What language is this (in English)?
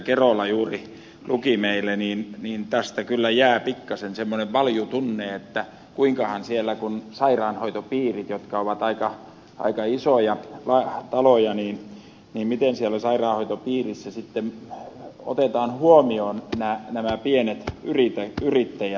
Finnish